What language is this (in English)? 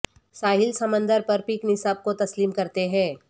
Urdu